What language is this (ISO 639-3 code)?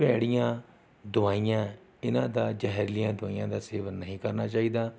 pan